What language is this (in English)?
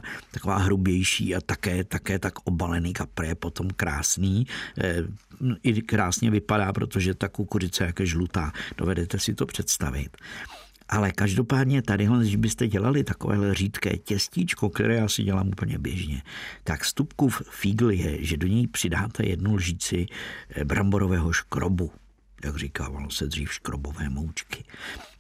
Czech